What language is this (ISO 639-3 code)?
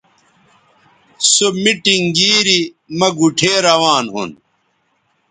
btv